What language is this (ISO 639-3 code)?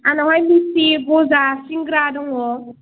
brx